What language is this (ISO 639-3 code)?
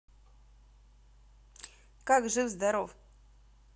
rus